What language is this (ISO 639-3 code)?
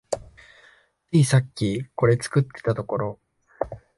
jpn